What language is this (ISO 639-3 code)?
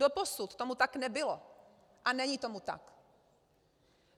ces